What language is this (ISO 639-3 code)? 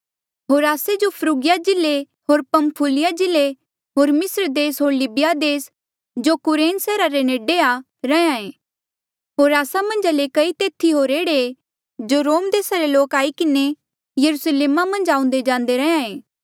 mjl